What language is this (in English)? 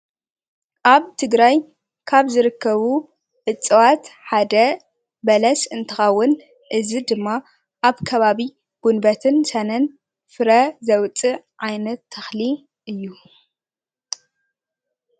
Tigrinya